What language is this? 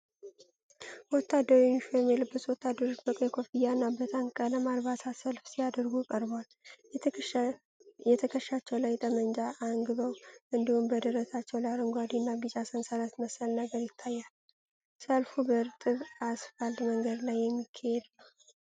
Amharic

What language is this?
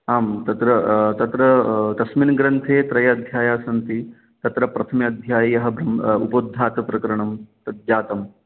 Sanskrit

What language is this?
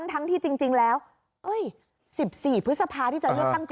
Thai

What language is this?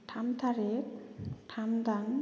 Bodo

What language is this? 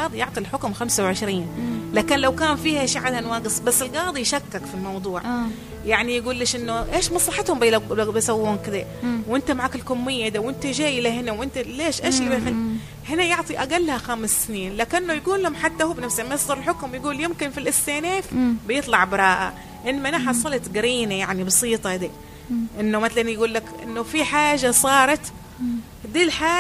Arabic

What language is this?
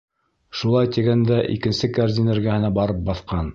Bashkir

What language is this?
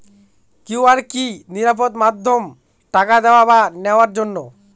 Bangla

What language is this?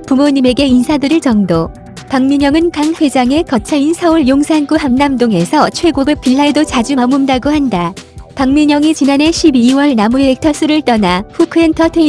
Korean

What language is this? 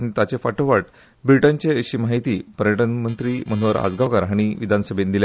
Konkani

